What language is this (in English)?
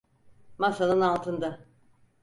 Turkish